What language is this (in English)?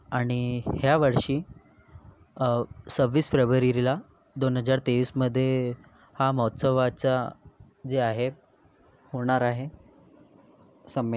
Marathi